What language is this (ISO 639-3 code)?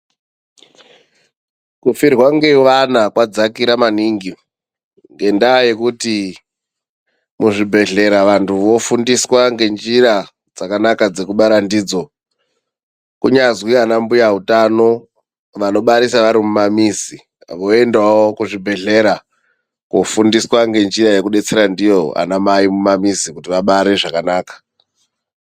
ndc